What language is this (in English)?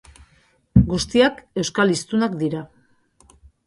Basque